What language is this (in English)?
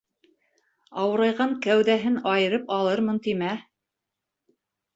Bashkir